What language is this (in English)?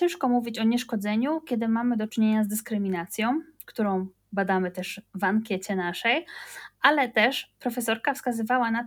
Polish